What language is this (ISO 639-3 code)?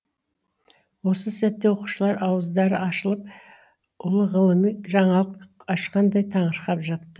kaz